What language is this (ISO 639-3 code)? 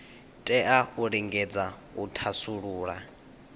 ven